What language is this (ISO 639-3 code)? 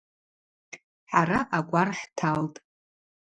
abq